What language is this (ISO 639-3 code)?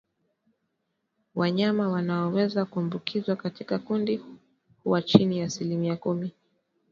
swa